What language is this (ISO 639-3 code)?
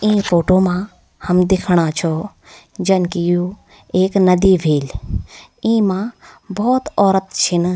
gbm